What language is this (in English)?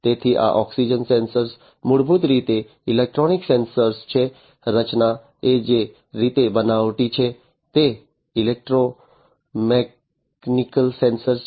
Gujarati